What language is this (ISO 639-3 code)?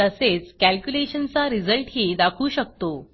mar